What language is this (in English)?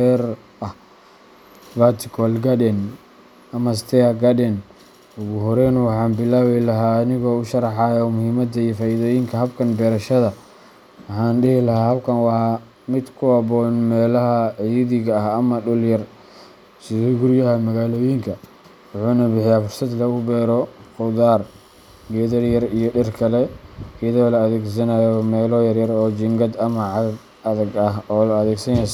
Somali